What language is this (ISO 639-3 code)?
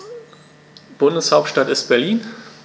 deu